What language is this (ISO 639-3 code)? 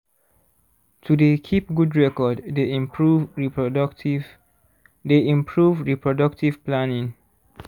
pcm